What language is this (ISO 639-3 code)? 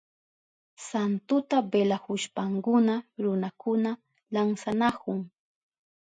qup